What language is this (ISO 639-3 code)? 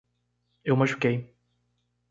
por